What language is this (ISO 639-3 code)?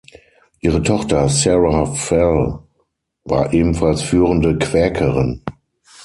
deu